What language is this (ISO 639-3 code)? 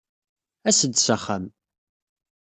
kab